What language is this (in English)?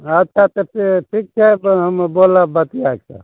Maithili